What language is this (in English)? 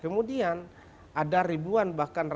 Indonesian